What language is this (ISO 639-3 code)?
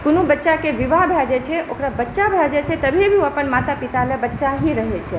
mai